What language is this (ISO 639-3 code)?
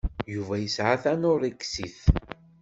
kab